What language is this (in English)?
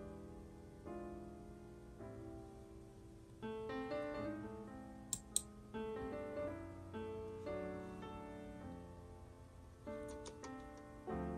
English